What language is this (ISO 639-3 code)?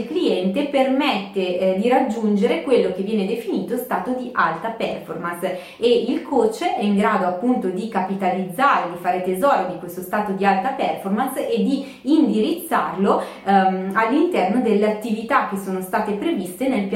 ita